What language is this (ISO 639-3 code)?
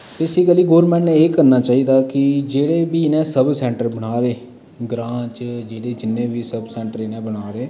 doi